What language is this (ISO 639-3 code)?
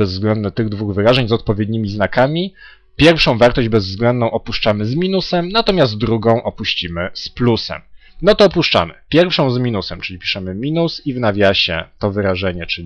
pol